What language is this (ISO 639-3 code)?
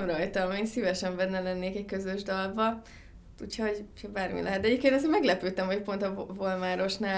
hun